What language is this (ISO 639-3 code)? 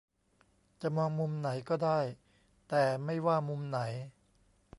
tha